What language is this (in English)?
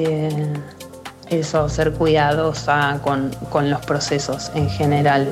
Spanish